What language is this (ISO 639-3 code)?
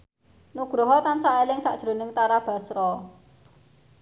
jav